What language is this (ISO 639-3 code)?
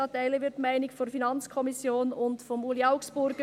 gsw